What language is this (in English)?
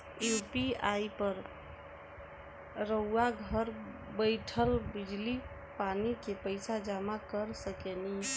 Bhojpuri